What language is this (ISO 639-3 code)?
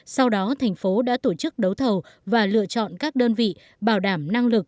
vie